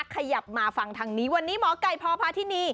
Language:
Thai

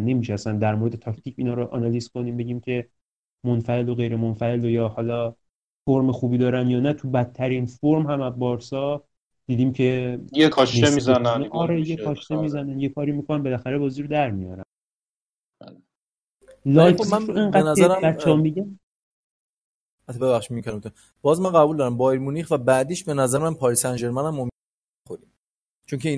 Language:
Persian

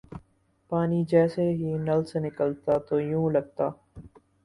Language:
Urdu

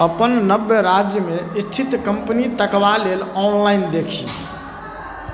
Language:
Maithili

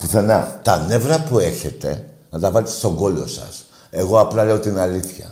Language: Greek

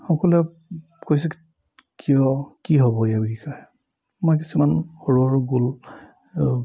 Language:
Assamese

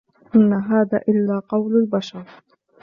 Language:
Arabic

